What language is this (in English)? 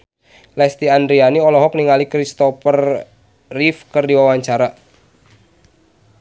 Sundanese